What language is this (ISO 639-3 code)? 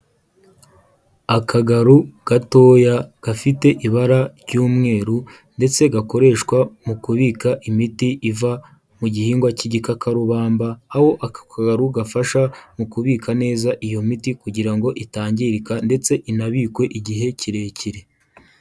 kin